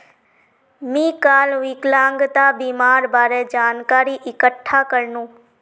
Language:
Magahi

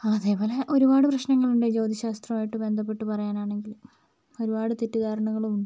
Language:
Malayalam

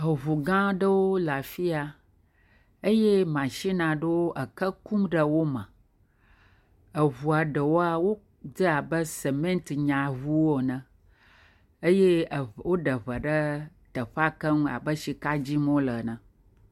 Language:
Ewe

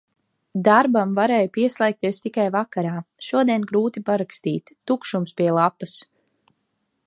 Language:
Latvian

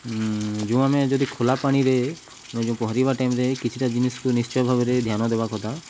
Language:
Odia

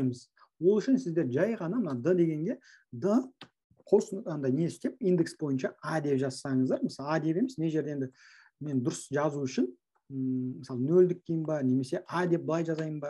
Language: Turkish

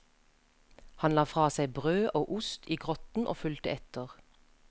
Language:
Norwegian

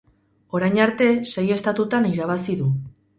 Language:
Basque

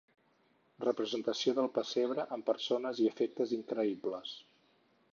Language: Catalan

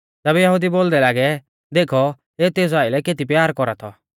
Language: Mahasu Pahari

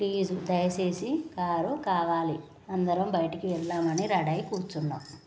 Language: Telugu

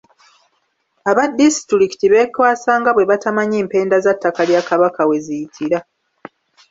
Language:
Ganda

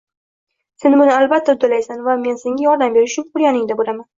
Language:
Uzbek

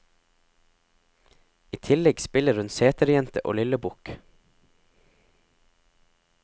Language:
Norwegian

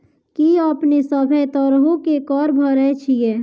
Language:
Maithili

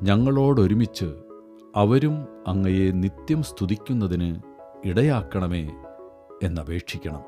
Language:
Malayalam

